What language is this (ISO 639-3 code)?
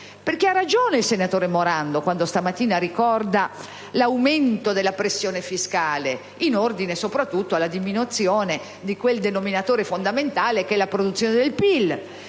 ita